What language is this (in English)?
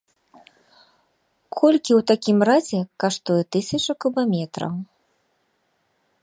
Belarusian